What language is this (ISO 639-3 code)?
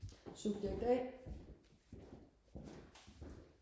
dan